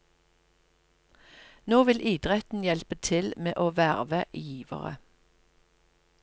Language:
Norwegian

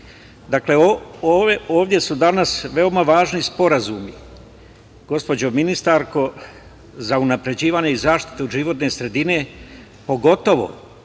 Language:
Serbian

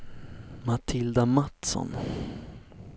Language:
Swedish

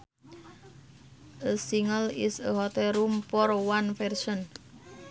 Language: Sundanese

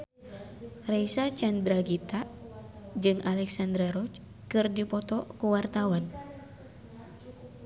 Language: Sundanese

